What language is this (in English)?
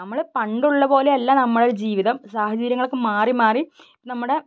Malayalam